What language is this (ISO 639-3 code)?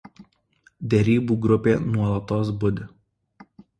lit